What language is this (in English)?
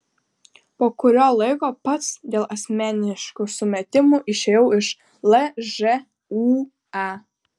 Lithuanian